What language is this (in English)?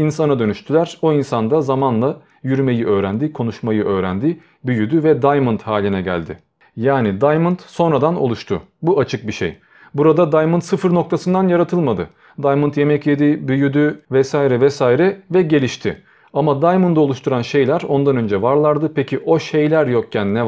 Turkish